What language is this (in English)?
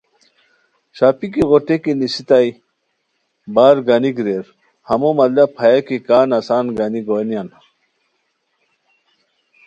Khowar